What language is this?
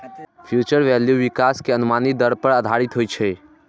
Maithili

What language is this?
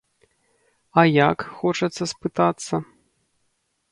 Belarusian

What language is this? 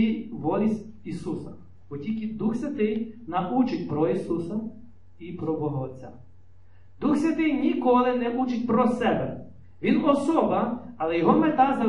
Ukrainian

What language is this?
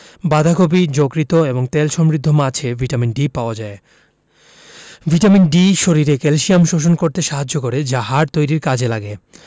Bangla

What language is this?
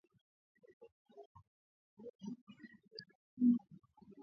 Swahili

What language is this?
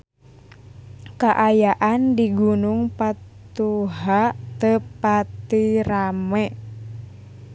Sundanese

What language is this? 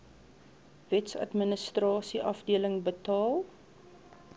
Afrikaans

